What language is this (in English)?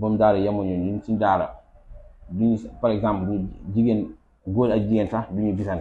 Arabic